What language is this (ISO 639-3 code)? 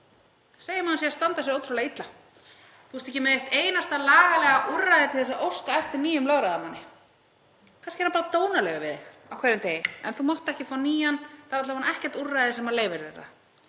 isl